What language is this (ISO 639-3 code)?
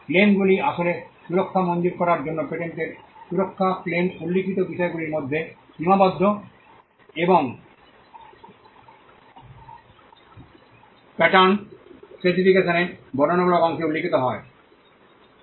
ben